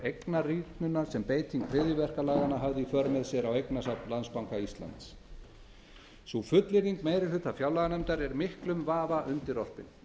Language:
Icelandic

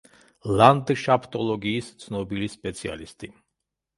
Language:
Georgian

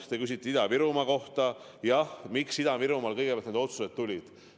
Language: Estonian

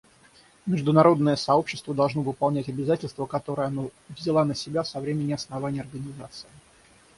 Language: Russian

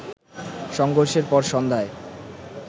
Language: Bangla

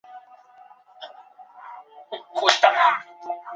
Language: Chinese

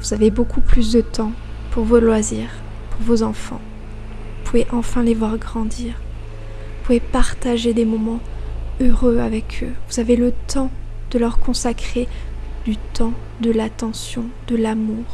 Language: French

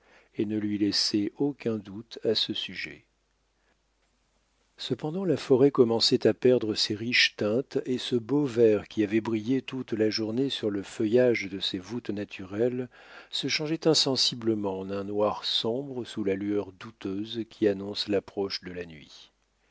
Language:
French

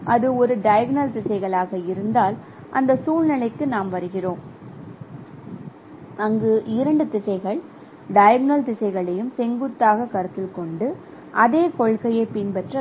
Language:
Tamil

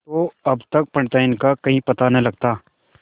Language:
Hindi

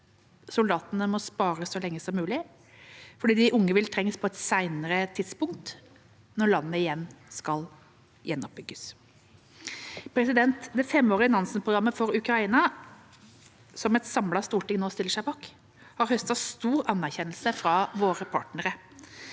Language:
Norwegian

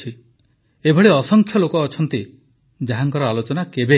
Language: Odia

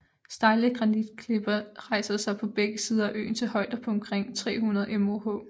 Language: Danish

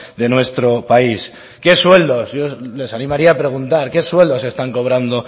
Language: Spanish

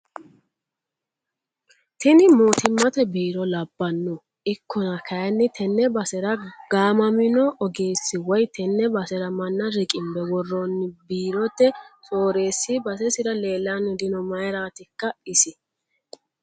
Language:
Sidamo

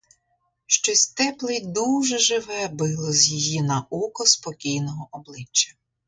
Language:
Ukrainian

